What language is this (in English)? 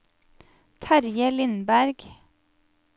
Norwegian